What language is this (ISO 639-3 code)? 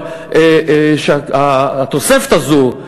heb